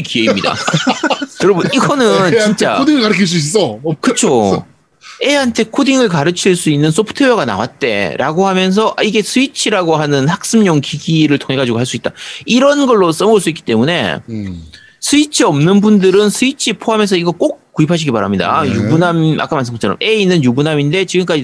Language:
Korean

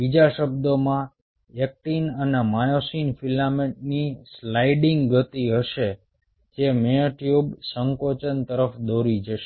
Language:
Gujarati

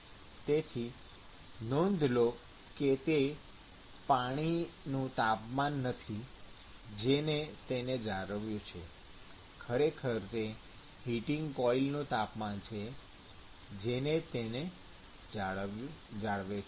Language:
Gujarati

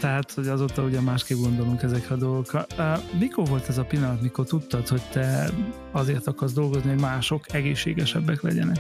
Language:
Hungarian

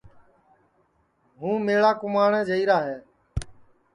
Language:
Sansi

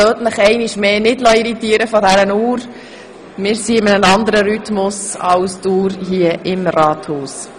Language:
Swiss German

